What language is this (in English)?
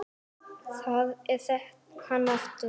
Icelandic